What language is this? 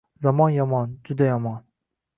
Uzbek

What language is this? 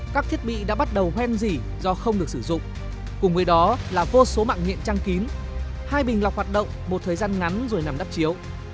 Vietnamese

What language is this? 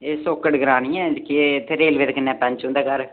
Dogri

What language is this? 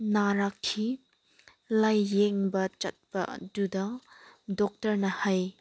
Manipuri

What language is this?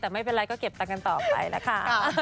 Thai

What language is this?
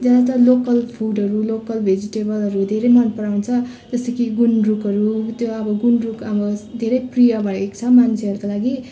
Nepali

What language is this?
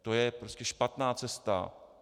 Czech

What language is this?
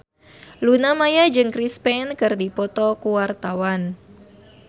Sundanese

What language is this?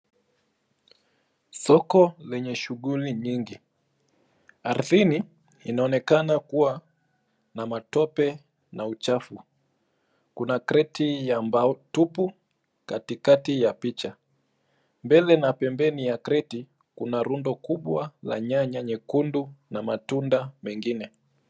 Swahili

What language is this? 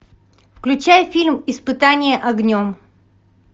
Russian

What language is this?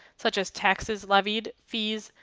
English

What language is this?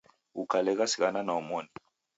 Taita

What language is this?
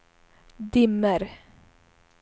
Swedish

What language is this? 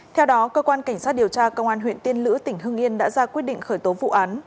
Vietnamese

